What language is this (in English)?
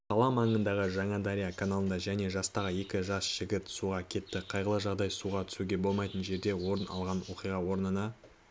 Kazakh